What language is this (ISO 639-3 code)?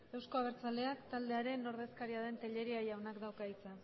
eus